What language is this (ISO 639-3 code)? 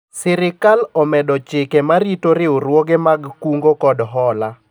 luo